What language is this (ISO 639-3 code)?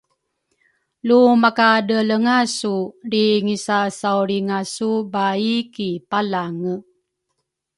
dru